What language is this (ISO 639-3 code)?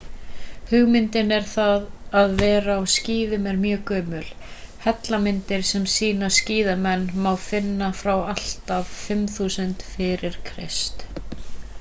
isl